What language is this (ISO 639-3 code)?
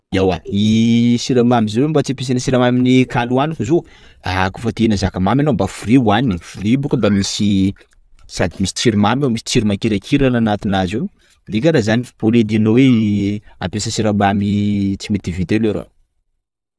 skg